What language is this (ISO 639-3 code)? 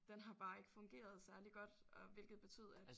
dan